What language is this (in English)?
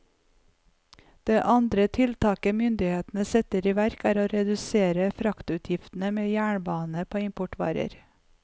Norwegian